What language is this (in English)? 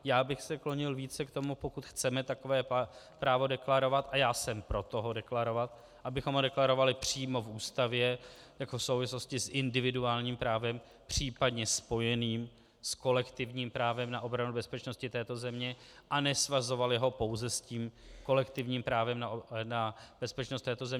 Czech